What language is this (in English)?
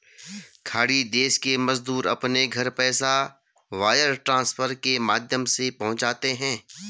Hindi